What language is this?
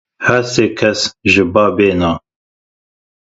Kurdish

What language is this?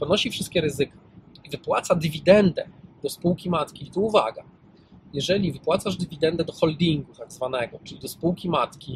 Polish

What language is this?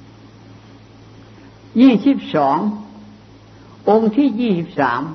Thai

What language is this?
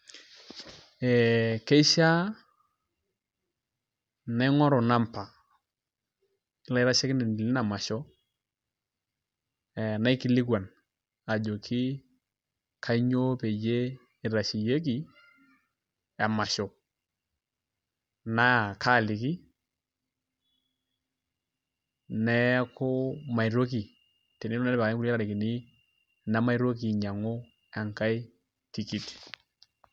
Masai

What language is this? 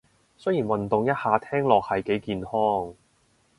Cantonese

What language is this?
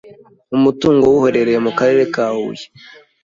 Kinyarwanda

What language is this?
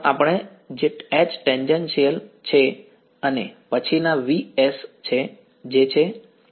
Gujarati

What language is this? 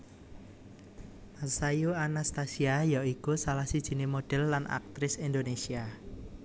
Javanese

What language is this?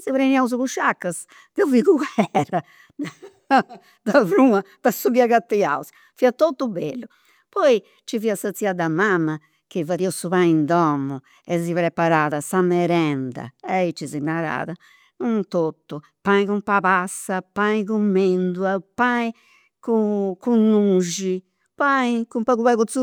Campidanese Sardinian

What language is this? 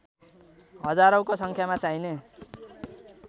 Nepali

